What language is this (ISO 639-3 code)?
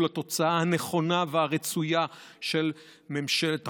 heb